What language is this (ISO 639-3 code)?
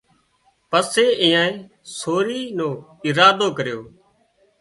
kxp